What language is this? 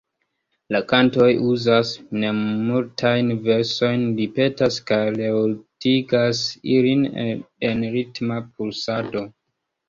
Esperanto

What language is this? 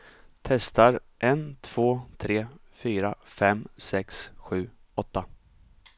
Swedish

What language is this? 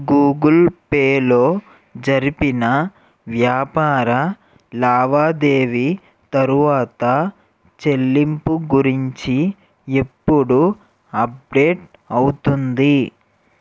Telugu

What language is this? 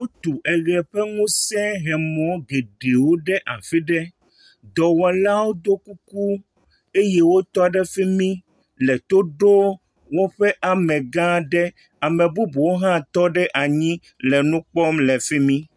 Ewe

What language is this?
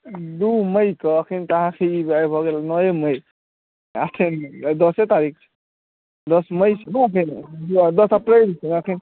Maithili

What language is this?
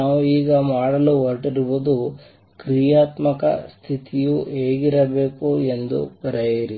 Kannada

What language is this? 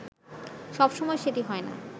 Bangla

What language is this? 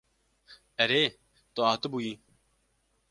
Kurdish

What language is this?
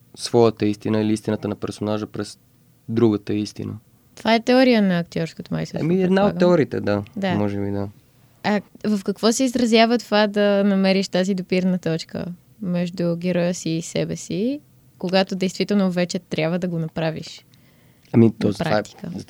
Bulgarian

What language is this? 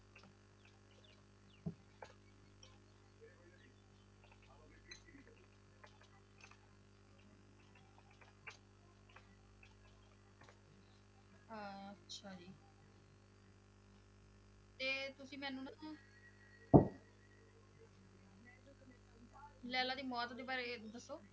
Punjabi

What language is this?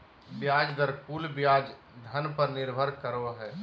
Magahi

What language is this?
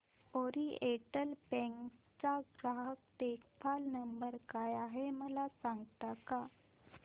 Marathi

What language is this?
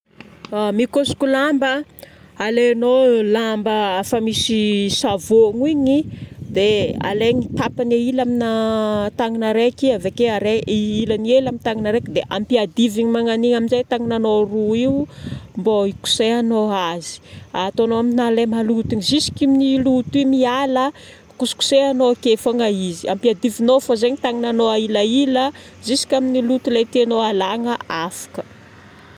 Northern Betsimisaraka Malagasy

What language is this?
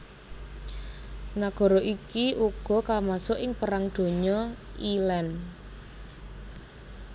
Javanese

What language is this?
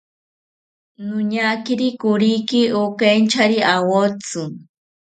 South Ucayali Ashéninka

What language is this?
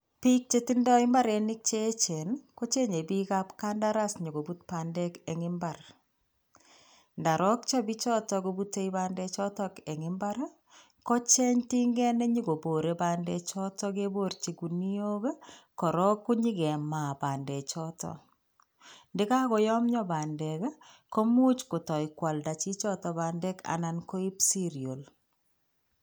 Kalenjin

